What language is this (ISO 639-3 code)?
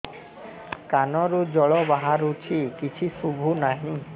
ori